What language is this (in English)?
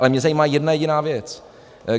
Czech